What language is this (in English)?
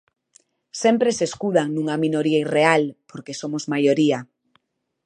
Galician